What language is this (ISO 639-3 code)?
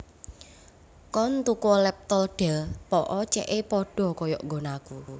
jav